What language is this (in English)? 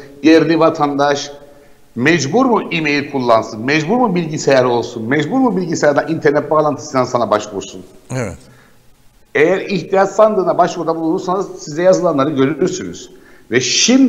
Turkish